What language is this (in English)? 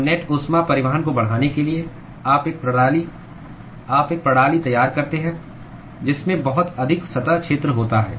Hindi